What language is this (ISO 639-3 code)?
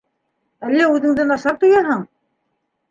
bak